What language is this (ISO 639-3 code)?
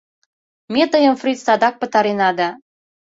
chm